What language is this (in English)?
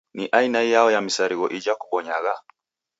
Taita